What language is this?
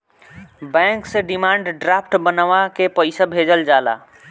Bhojpuri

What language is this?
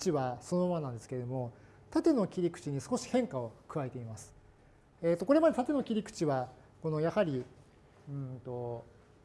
Japanese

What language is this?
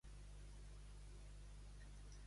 Catalan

